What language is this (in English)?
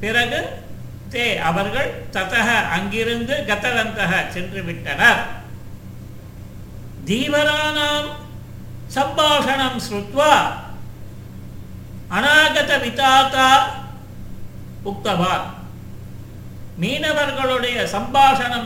Tamil